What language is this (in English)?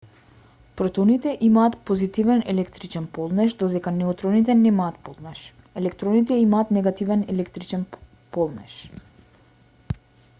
Macedonian